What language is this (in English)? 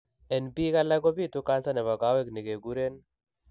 Kalenjin